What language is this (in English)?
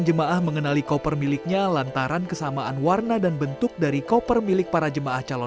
Indonesian